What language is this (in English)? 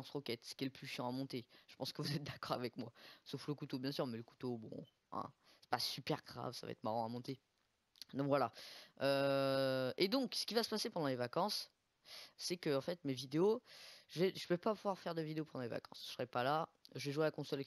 French